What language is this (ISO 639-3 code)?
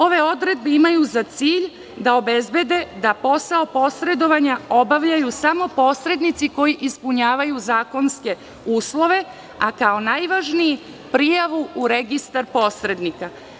srp